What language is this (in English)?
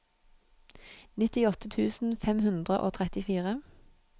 Norwegian